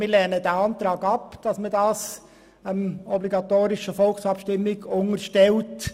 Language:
Swiss German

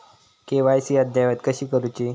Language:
Marathi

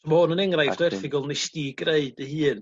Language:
Welsh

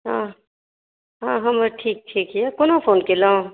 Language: Maithili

